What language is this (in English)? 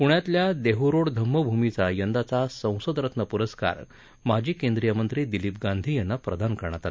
Marathi